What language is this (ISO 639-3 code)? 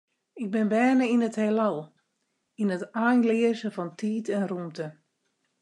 fry